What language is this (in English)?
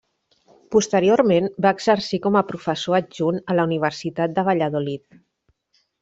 Catalan